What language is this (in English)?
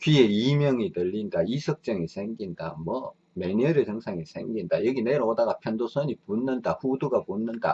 Korean